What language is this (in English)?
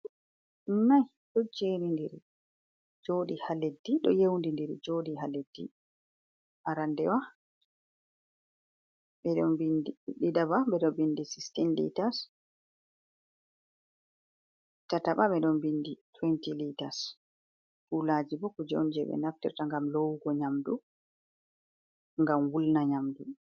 Fula